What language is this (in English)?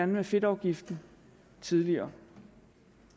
Danish